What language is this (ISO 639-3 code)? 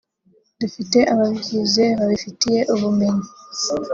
kin